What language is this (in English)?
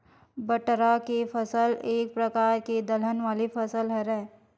Chhattisgarhi